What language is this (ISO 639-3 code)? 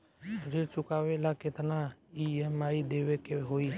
bho